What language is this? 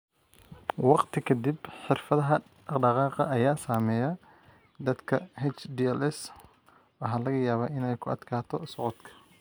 Somali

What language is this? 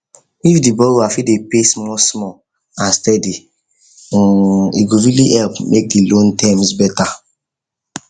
Nigerian Pidgin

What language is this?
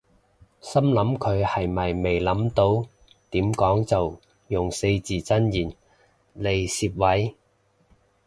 Cantonese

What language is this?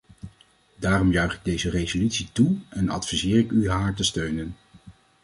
Dutch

